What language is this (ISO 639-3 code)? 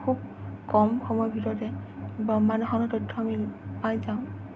asm